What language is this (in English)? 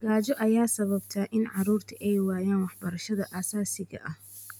Somali